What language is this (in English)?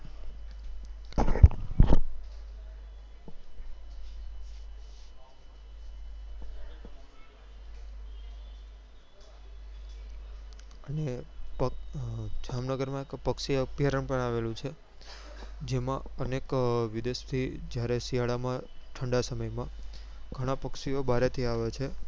Gujarati